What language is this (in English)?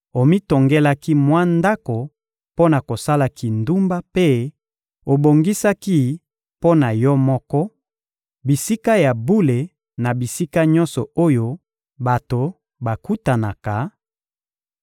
Lingala